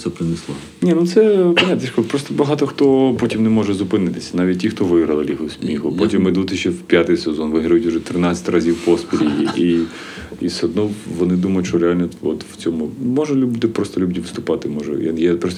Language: Ukrainian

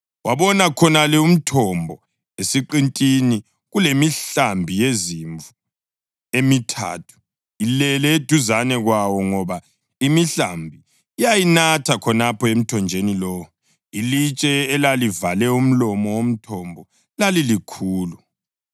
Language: North Ndebele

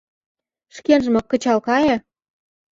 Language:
Mari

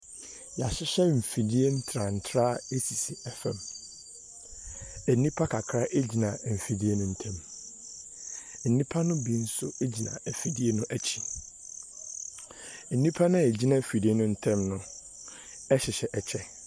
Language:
Akan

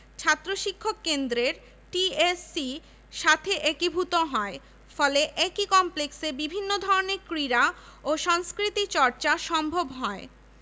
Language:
Bangla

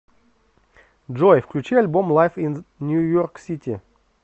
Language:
Russian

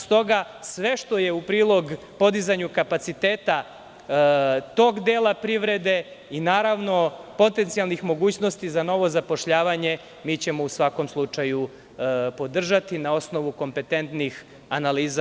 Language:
Serbian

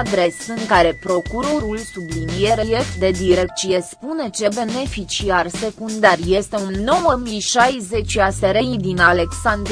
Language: Romanian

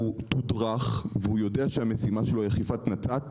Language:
Hebrew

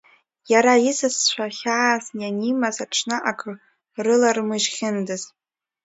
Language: Abkhazian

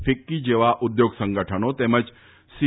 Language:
Gujarati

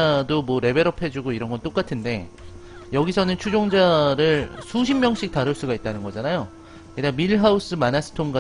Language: Korean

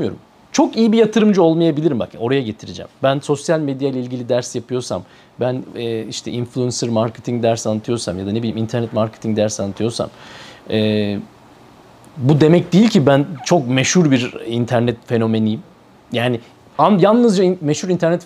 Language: Turkish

